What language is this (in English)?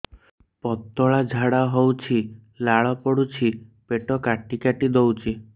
Odia